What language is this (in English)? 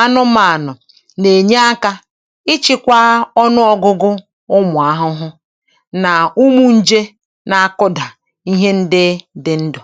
Igbo